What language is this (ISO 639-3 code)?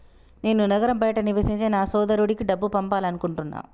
tel